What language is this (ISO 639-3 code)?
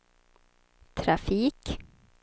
swe